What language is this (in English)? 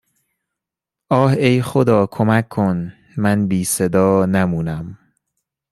Persian